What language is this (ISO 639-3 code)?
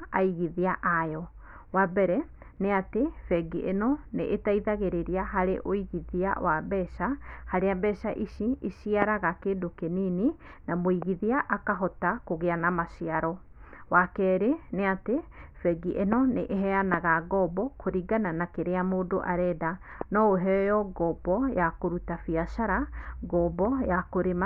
kik